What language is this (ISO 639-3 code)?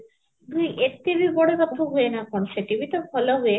ori